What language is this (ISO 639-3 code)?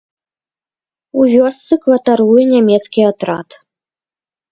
bel